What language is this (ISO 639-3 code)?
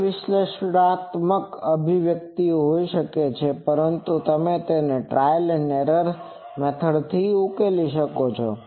guj